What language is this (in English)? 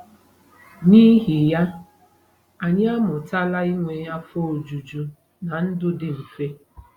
Igbo